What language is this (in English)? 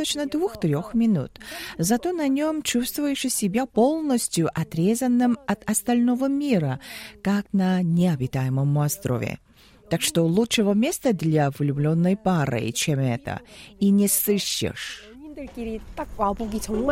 Russian